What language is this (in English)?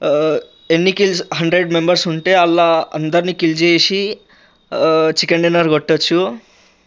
Telugu